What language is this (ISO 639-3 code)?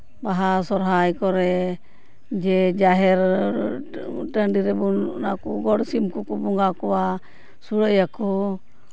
sat